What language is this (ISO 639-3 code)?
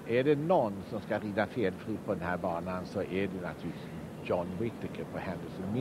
swe